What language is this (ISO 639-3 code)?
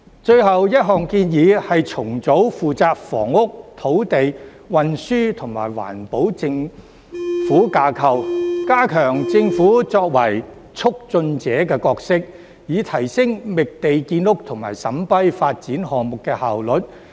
yue